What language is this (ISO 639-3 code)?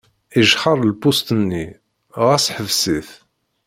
kab